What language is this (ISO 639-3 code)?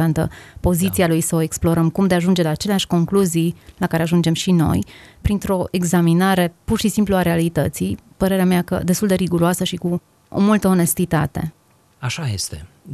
ron